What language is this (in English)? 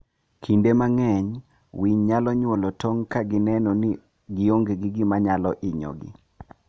Luo (Kenya and Tanzania)